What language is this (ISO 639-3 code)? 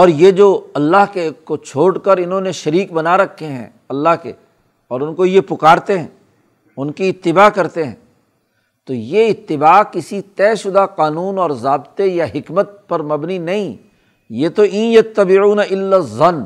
urd